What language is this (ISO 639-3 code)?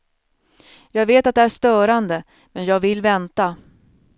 swe